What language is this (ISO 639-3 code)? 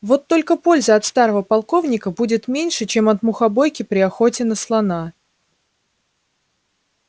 rus